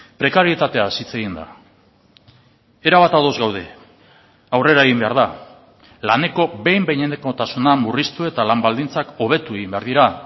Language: Basque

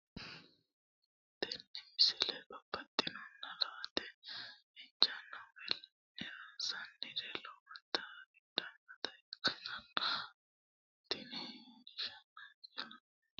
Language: Sidamo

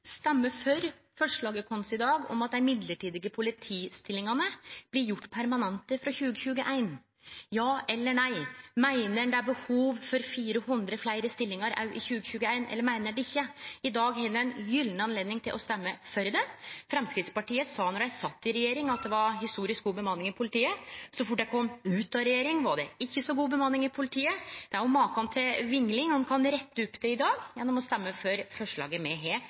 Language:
Norwegian Nynorsk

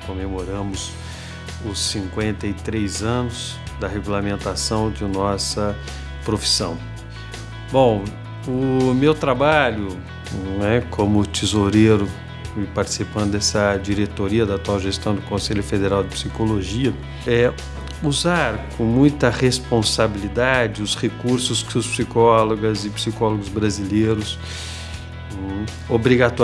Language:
Portuguese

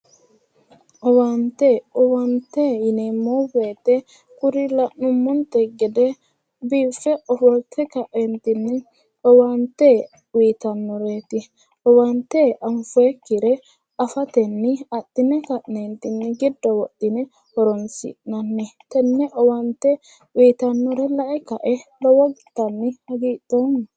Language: Sidamo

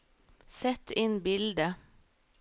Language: Norwegian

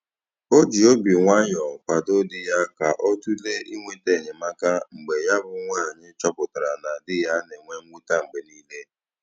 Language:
Igbo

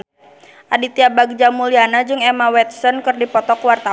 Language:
Sundanese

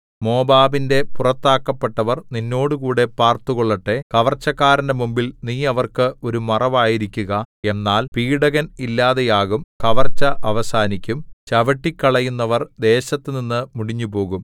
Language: Malayalam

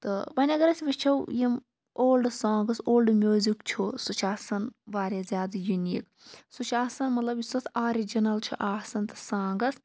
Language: Kashmiri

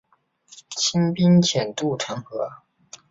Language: Chinese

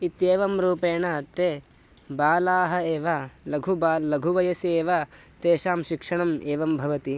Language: Sanskrit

